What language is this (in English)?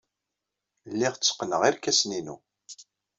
Kabyle